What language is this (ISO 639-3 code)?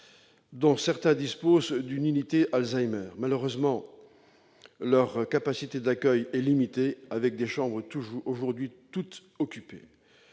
fra